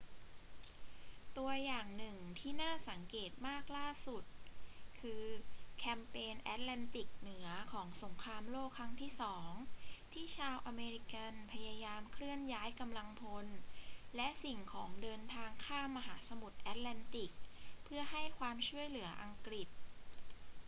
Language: Thai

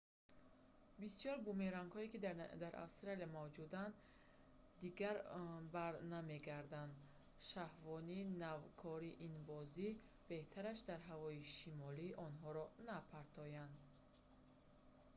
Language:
Tajik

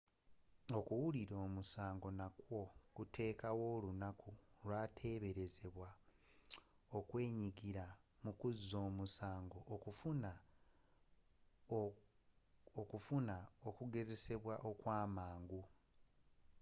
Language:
Ganda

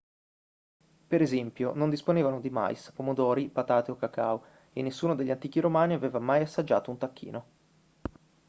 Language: Italian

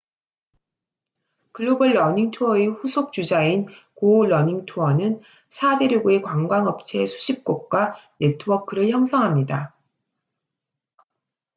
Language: Korean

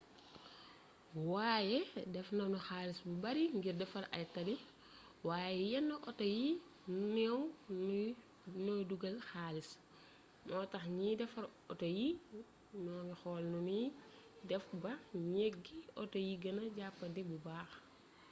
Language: Wolof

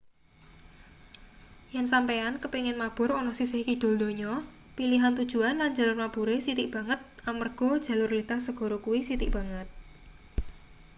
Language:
Javanese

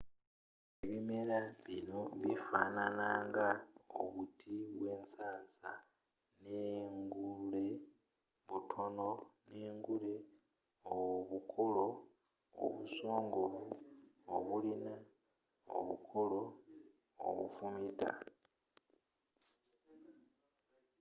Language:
Ganda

